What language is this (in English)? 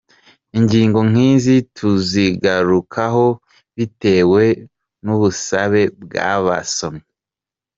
Kinyarwanda